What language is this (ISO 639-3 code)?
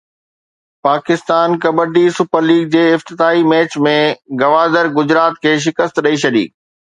snd